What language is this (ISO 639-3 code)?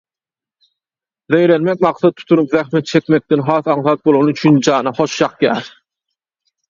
tuk